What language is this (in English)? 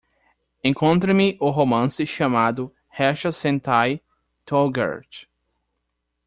Portuguese